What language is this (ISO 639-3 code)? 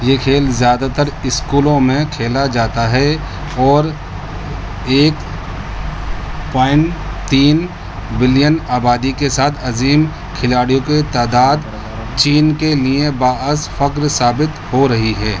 urd